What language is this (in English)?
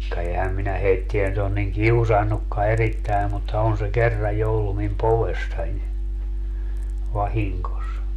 Finnish